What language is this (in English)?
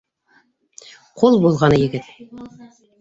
Bashkir